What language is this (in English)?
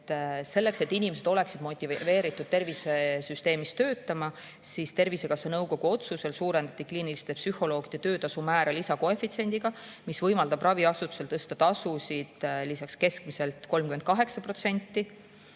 Estonian